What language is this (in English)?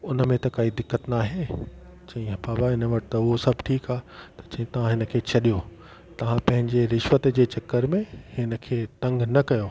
Sindhi